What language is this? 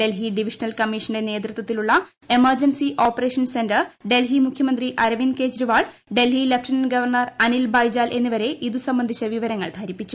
Malayalam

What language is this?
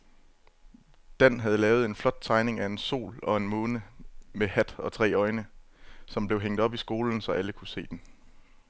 Danish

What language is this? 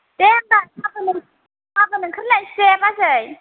Bodo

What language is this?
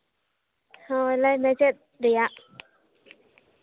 Santali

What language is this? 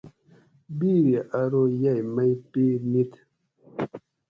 Gawri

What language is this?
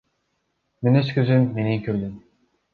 Kyrgyz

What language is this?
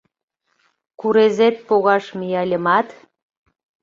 Mari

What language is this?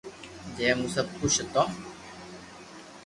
Loarki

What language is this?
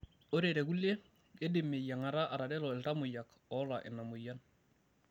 Masai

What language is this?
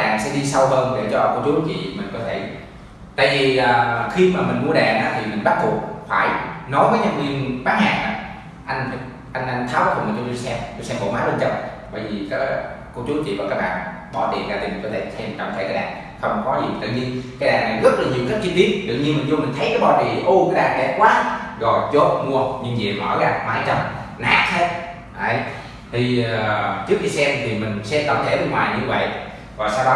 Vietnamese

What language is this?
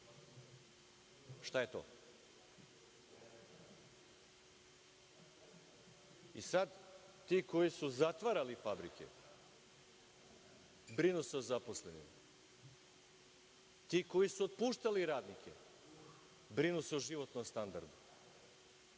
Serbian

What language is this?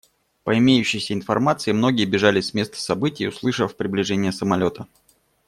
Russian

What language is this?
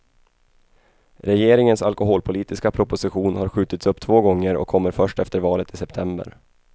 Swedish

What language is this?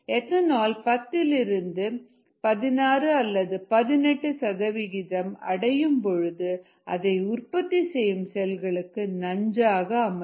Tamil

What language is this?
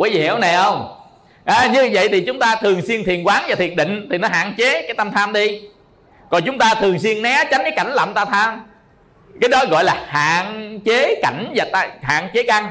Vietnamese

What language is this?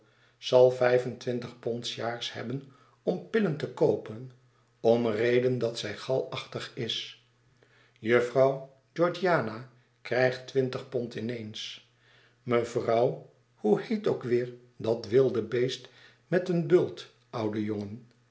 Dutch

